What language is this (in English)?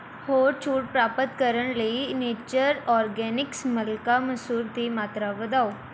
Punjabi